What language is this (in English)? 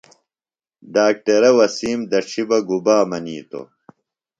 Phalura